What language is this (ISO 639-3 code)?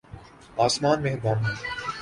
urd